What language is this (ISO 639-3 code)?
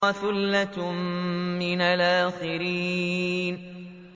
ara